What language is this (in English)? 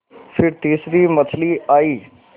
Hindi